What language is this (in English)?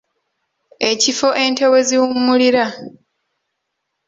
Ganda